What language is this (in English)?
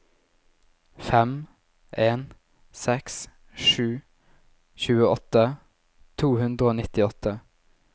Norwegian